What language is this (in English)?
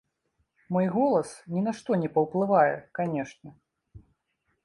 Belarusian